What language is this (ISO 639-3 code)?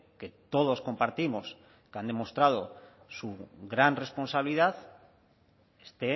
spa